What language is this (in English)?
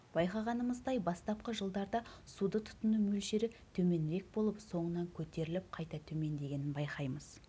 Kazakh